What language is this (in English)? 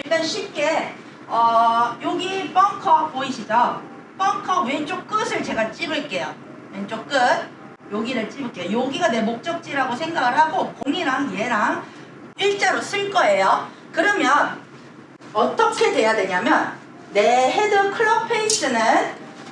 Korean